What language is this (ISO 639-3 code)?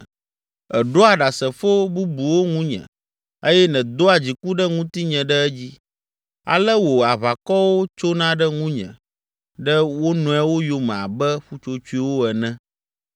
ewe